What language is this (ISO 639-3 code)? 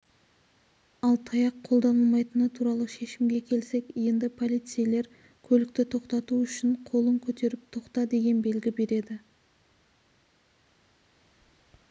kaz